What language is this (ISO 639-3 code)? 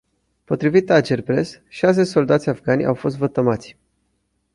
ron